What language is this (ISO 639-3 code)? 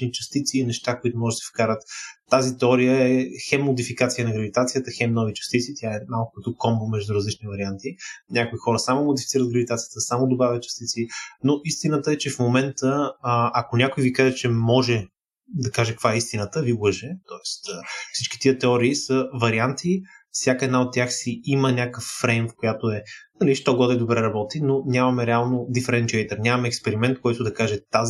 bul